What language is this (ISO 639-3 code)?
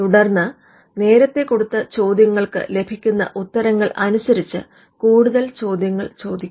mal